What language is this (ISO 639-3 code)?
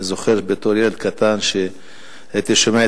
heb